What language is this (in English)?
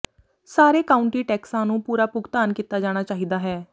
Punjabi